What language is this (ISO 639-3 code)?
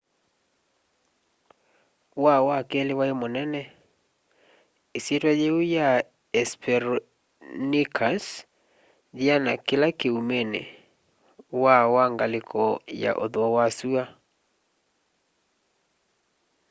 kam